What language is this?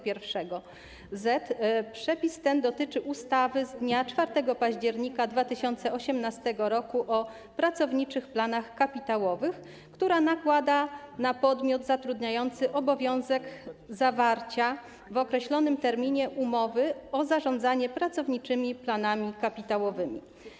Polish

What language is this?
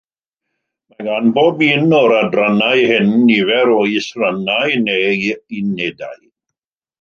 Welsh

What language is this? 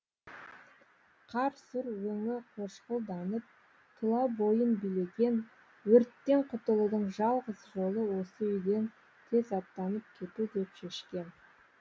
Kazakh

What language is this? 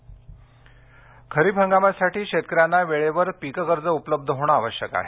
Marathi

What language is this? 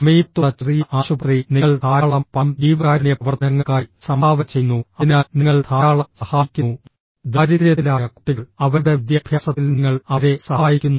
Malayalam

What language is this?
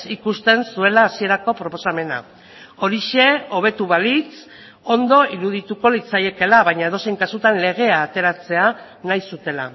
Basque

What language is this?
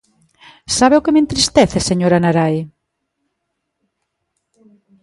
Galician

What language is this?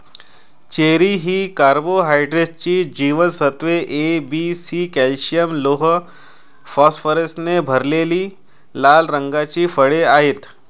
Marathi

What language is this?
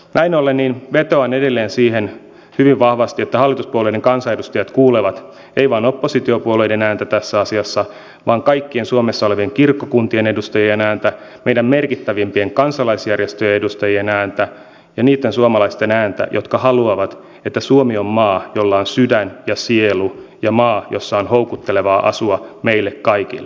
Finnish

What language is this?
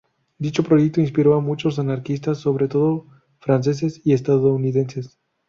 Spanish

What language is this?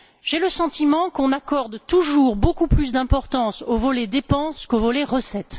French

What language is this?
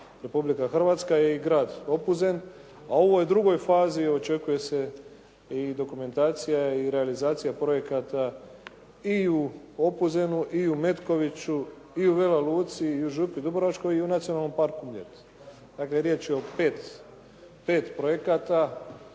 Croatian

